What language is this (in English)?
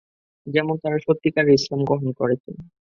Bangla